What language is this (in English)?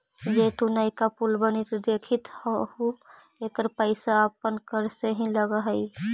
Magahi